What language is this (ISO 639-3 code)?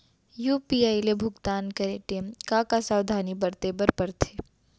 hne